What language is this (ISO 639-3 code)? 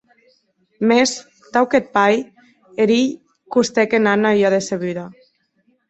oci